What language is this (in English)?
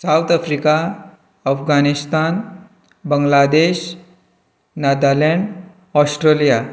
Konkani